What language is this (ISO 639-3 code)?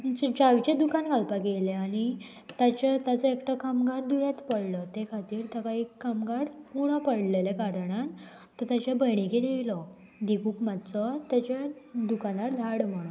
kok